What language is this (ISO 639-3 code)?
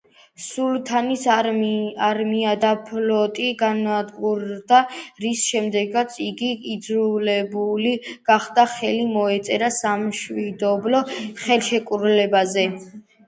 kat